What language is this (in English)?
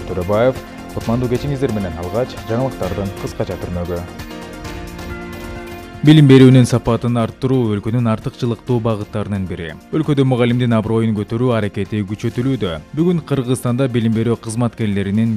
Turkish